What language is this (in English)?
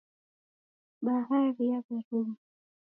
Taita